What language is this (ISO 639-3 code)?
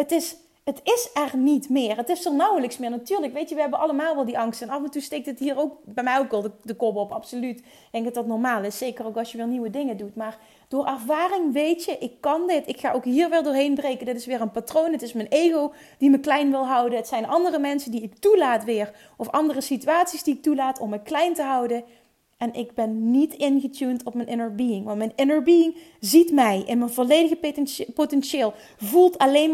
nld